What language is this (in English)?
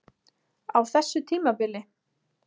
Icelandic